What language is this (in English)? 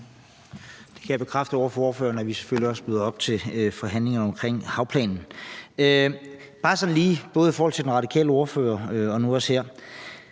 Danish